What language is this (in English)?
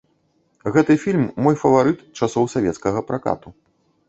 Belarusian